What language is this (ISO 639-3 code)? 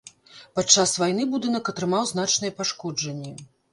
bel